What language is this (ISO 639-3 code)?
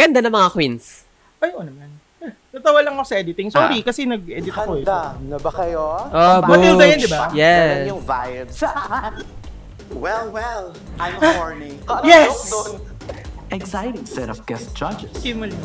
fil